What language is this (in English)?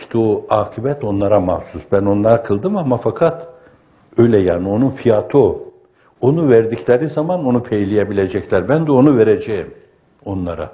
Turkish